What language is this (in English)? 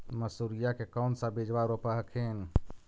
Magahi